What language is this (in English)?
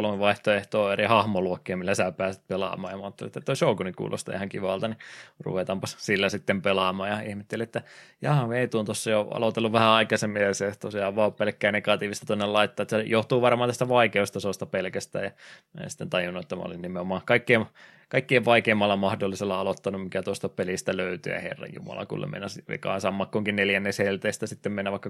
Finnish